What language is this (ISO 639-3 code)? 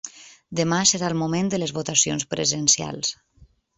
cat